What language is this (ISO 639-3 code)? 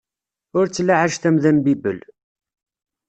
kab